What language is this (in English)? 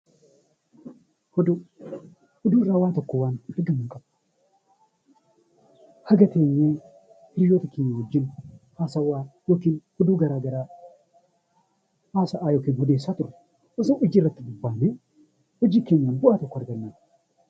Oromo